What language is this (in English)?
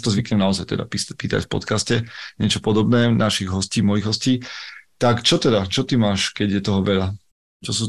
Slovak